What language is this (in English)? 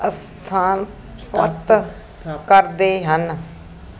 Punjabi